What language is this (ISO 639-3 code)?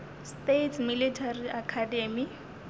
nso